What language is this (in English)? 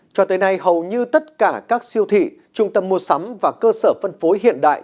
Vietnamese